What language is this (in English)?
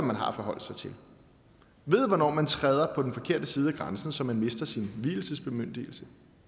Danish